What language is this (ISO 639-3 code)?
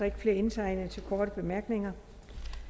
dan